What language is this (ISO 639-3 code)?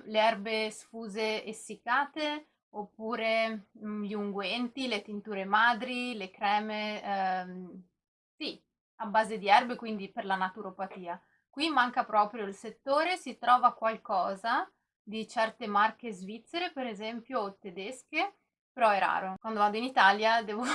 ita